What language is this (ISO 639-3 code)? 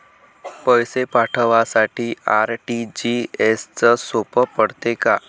mar